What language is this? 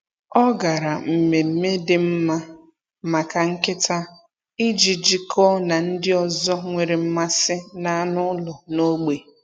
Igbo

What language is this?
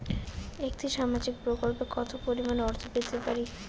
Bangla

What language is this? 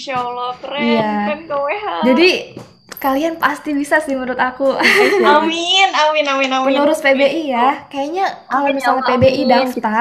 Indonesian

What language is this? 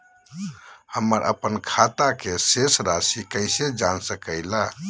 Magahi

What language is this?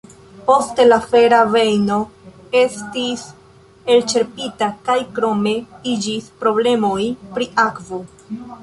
Esperanto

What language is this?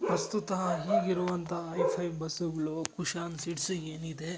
Kannada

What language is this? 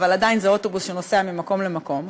Hebrew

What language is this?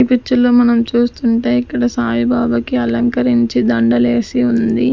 Telugu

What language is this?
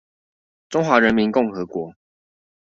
Chinese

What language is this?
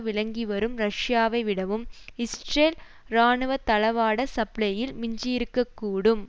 Tamil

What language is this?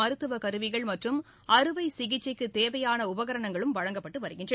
Tamil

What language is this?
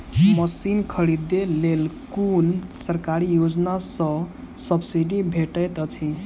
Maithili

